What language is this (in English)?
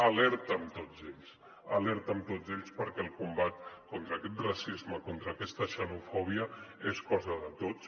Catalan